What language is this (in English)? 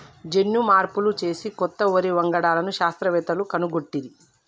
Telugu